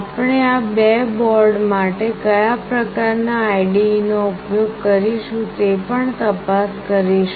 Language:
Gujarati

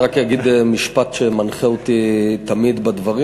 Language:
Hebrew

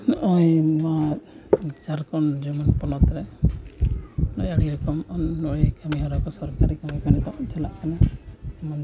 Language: Santali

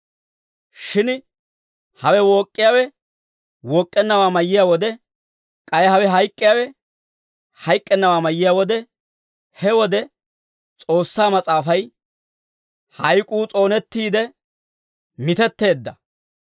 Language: Dawro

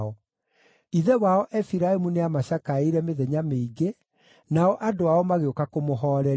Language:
Kikuyu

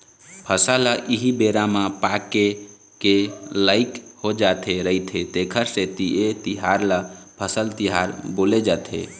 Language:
Chhattisgarhi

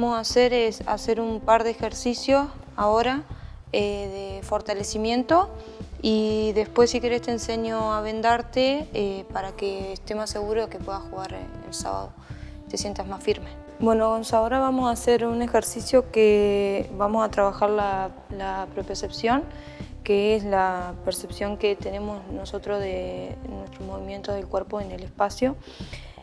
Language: Spanish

